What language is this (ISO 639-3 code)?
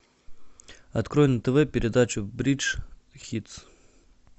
rus